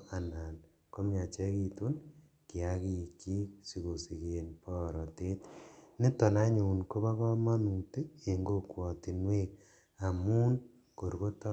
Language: Kalenjin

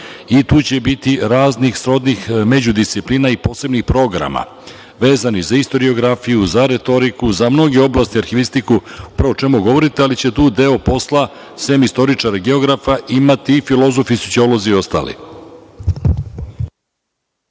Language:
Serbian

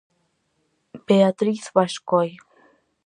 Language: Galician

